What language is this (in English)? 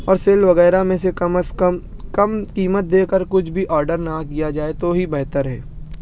Urdu